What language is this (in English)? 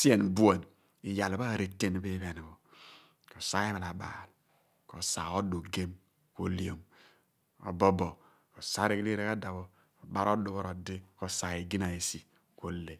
Abua